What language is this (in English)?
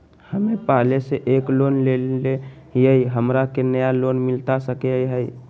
Magahi